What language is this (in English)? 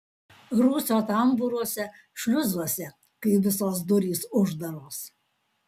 Lithuanian